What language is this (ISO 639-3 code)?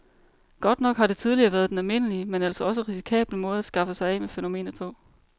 dan